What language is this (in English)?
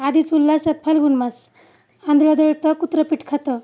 Marathi